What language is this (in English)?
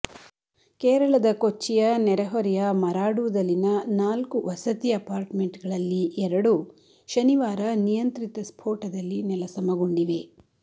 Kannada